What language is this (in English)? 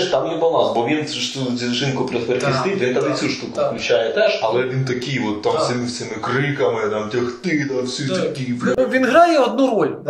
Ukrainian